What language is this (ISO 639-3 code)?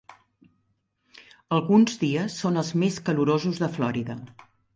cat